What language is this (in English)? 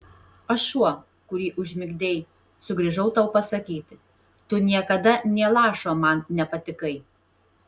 Lithuanian